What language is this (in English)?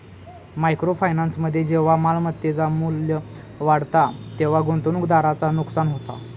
Marathi